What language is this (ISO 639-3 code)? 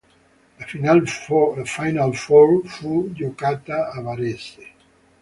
ita